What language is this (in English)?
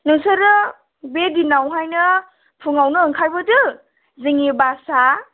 Bodo